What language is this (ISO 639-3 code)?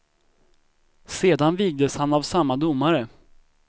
swe